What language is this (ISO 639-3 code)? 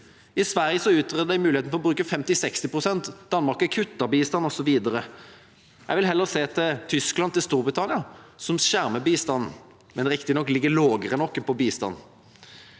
nor